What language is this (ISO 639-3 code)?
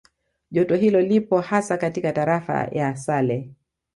swa